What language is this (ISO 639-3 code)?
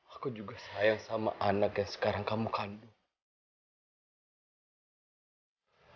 ind